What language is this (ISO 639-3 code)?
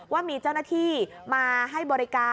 tha